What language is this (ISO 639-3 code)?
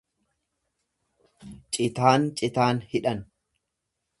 orm